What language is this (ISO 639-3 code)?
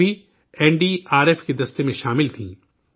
urd